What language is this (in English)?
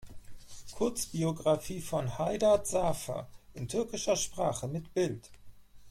German